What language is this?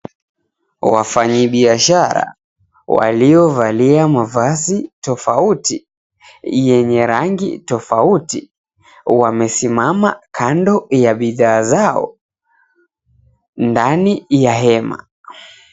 Swahili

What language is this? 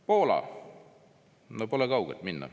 Estonian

